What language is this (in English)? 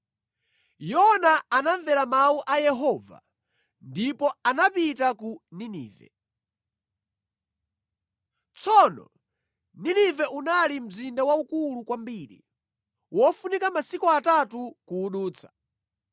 Nyanja